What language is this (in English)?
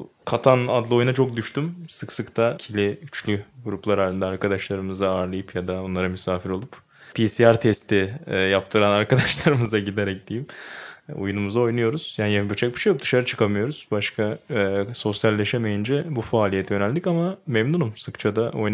Turkish